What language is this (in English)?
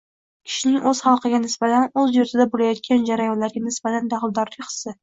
Uzbek